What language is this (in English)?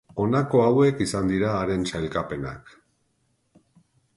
Basque